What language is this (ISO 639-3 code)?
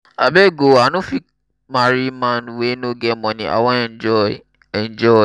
pcm